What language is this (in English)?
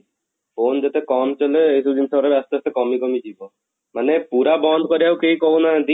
Odia